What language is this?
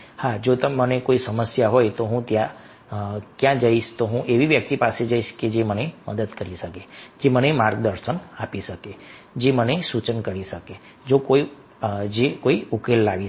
Gujarati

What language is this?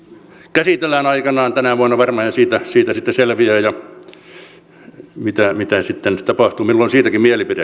Finnish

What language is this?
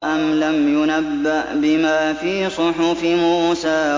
Arabic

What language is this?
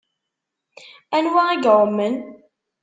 Kabyle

